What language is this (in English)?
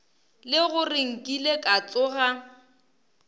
Northern Sotho